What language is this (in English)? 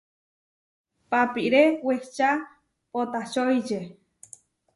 Huarijio